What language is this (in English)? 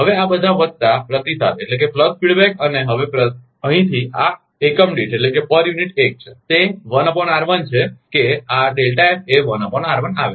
Gujarati